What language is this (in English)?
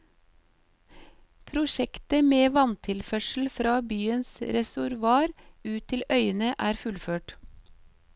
Norwegian